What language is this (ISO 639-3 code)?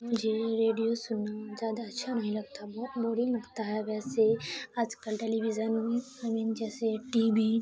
urd